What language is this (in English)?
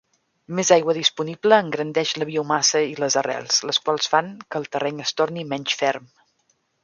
Catalan